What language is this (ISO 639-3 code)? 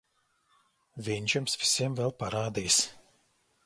lav